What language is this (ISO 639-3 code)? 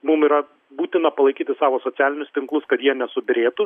lit